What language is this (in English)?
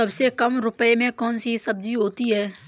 Hindi